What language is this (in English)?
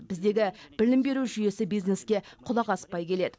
Kazakh